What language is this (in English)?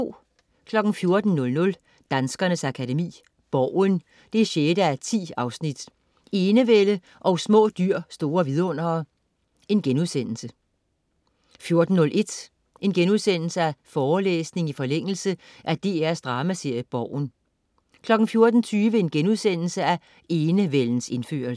Danish